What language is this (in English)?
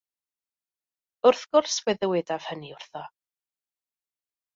Welsh